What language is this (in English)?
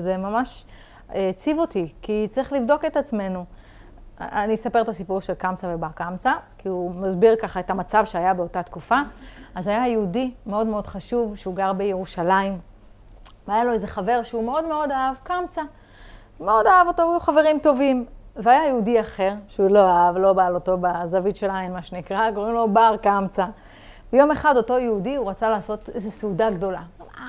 Hebrew